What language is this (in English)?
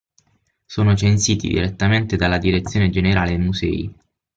Italian